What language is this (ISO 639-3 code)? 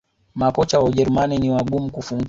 swa